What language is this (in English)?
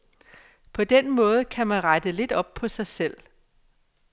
Danish